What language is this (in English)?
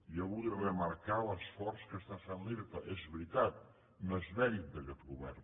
Catalan